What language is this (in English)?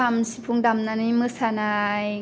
Bodo